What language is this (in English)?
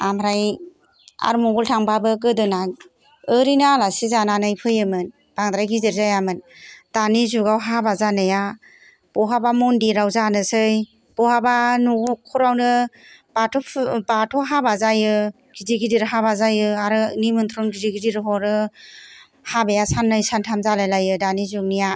Bodo